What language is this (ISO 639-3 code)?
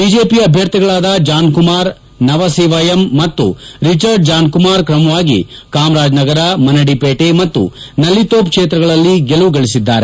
kan